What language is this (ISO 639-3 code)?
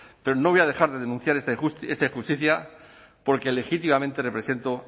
spa